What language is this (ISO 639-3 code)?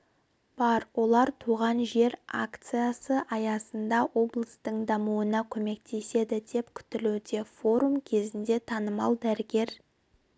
kaz